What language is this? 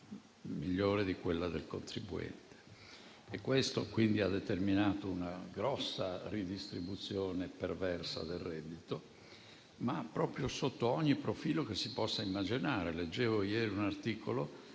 Italian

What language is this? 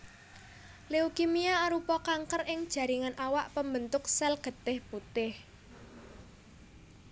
Javanese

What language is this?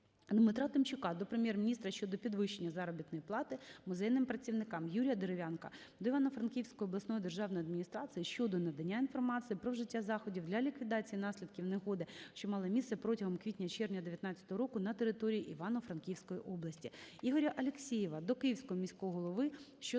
Ukrainian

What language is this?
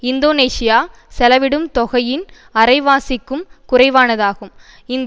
Tamil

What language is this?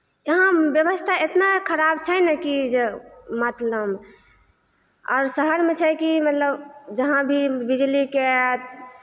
Maithili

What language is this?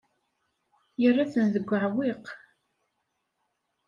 Kabyle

